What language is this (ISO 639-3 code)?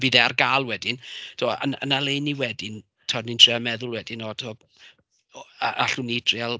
cym